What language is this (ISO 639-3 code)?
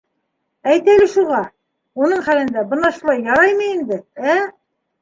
bak